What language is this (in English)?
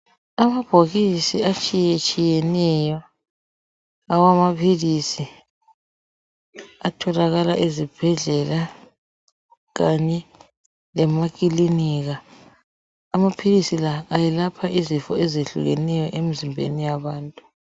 North Ndebele